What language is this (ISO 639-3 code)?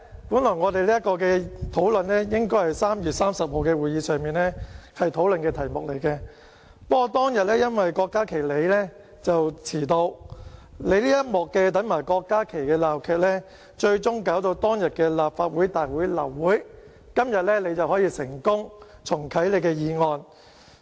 yue